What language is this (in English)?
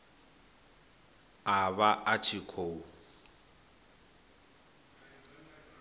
Venda